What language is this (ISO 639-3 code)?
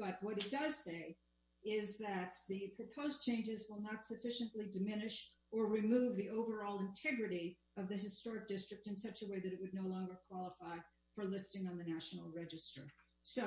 eng